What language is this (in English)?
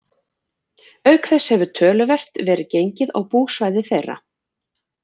Icelandic